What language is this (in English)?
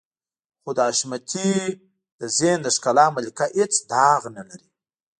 Pashto